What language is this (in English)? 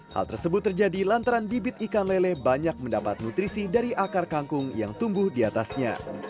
Indonesian